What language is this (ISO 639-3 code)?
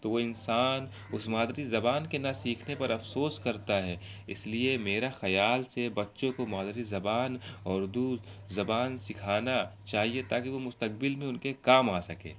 urd